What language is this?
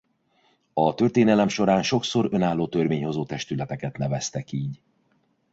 Hungarian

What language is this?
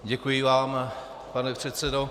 Czech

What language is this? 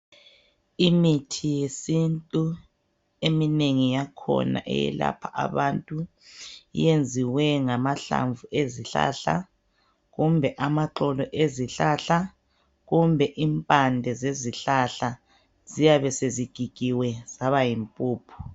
North Ndebele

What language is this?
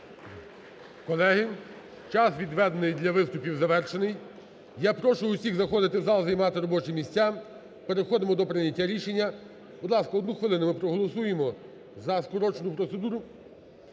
Ukrainian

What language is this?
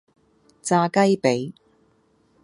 Cantonese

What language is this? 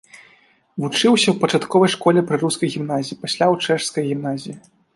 Belarusian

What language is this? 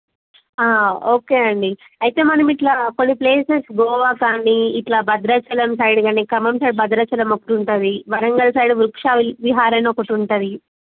Telugu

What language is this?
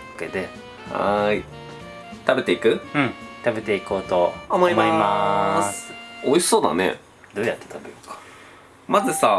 Japanese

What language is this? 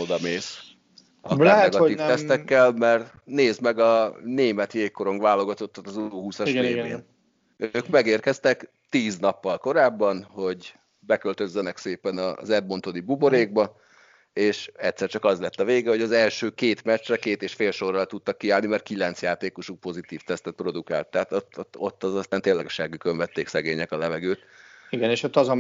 Hungarian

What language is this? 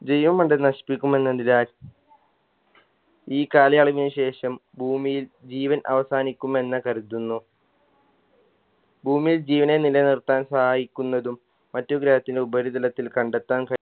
Malayalam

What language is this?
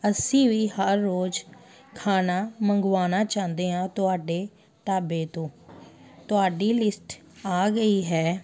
Punjabi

